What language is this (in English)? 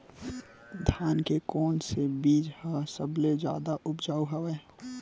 Chhattisgarhi